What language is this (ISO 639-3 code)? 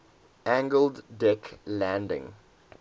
eng